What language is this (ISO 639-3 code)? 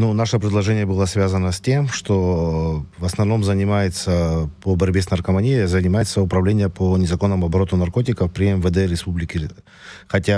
rus